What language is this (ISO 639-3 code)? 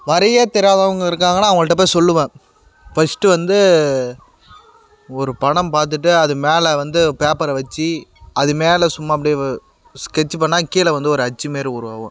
tam